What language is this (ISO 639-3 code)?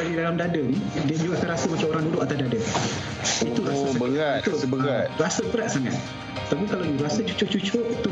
msa